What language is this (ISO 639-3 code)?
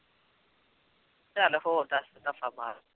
pan